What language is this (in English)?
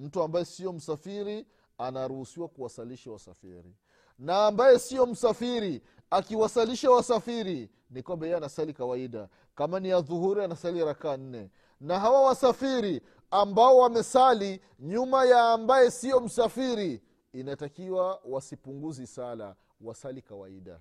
Swahili